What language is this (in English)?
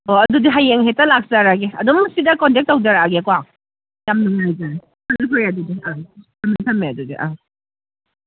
Manipuri